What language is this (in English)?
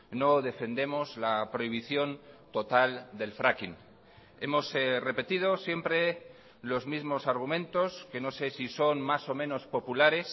Spanish